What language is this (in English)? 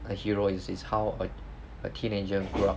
English